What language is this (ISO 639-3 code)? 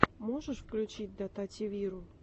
rus